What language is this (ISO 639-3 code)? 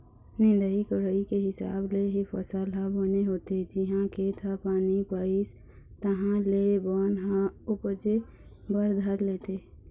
hne